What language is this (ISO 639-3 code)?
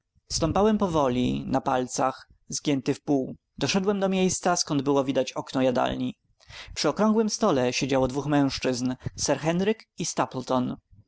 pol